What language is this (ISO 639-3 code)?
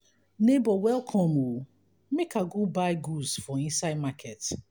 pcm